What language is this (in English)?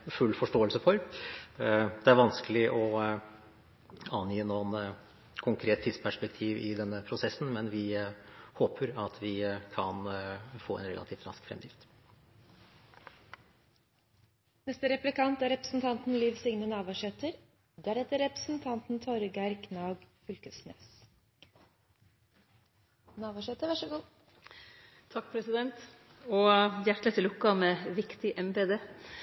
Norwegian